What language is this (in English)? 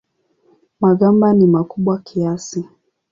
Swahili